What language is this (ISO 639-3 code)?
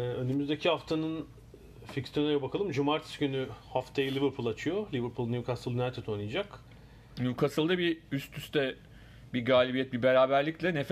tur